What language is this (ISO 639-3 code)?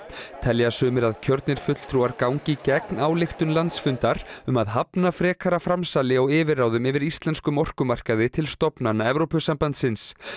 isl